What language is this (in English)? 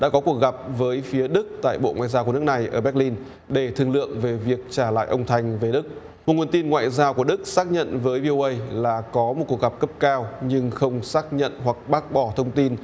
Vietnamese